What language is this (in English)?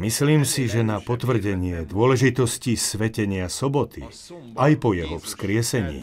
Slovak